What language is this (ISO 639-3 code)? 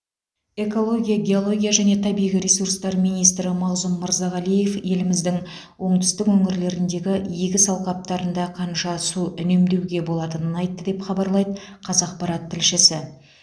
kaz